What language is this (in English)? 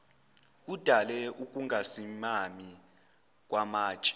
Zulu